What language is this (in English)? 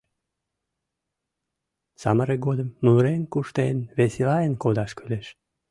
Mari